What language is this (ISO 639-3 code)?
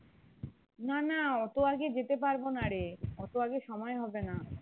ben